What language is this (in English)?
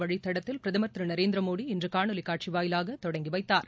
Tamil